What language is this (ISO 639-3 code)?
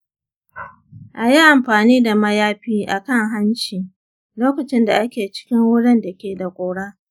hau